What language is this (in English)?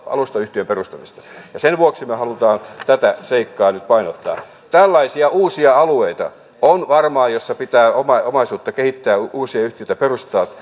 Finnish